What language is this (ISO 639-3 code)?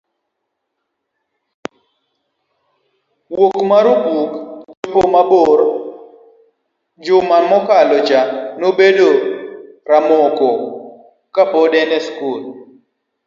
luo